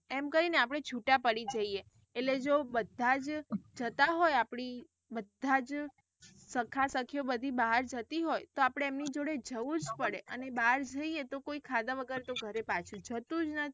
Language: Gujarati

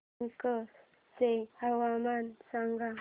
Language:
Marathi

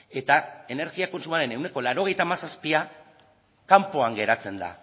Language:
Basque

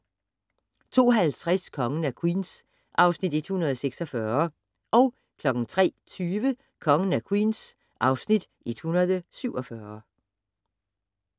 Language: Danish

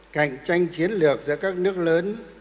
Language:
Vietnamese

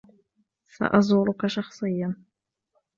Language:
Arabic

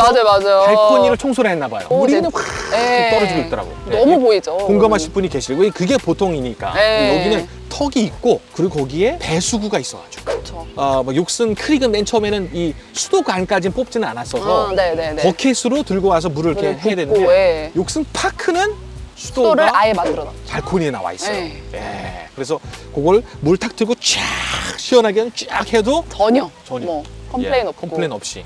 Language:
Korean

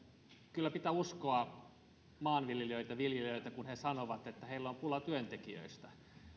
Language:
Finnish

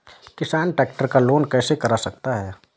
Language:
Hindi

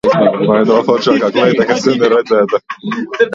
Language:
Latvian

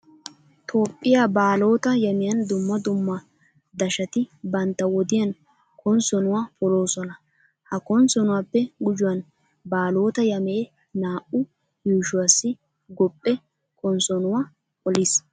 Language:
Wolaytta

